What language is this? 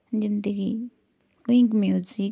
Odia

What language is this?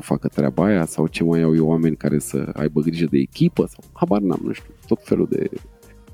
Romanian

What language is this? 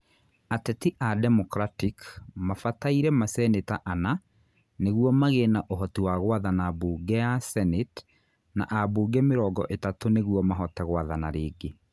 Kikuyu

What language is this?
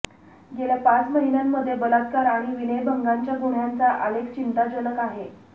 Marathi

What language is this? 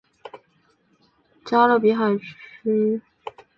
Chinese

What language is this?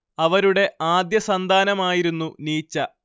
Malayalam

